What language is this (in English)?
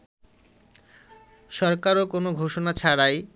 Bangla